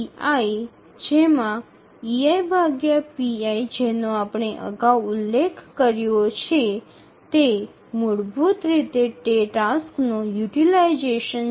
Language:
Bangla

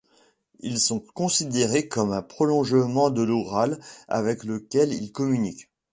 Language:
French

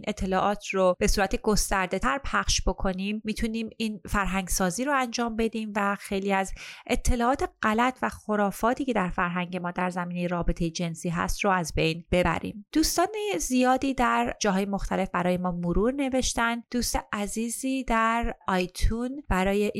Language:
Persian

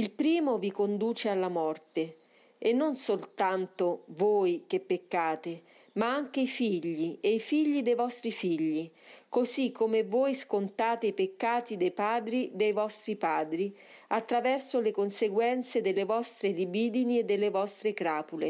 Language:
Italian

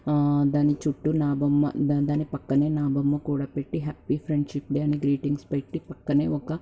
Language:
Telugu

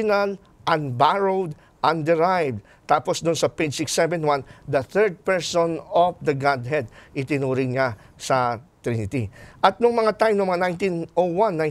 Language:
Filipino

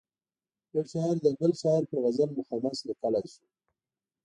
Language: Pashto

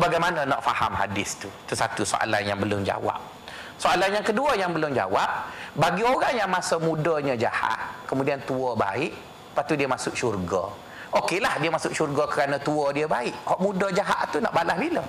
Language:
Malay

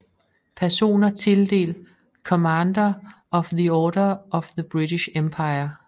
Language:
Danish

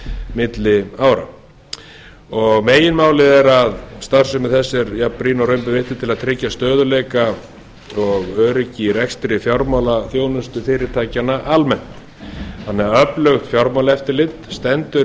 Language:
Icelandic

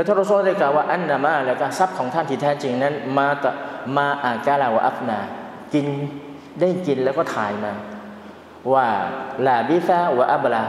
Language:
Thai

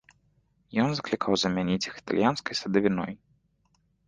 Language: Belarusian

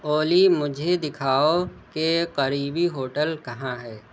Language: Urdu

